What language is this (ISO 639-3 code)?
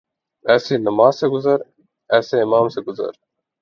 urd